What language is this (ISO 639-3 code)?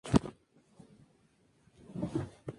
spa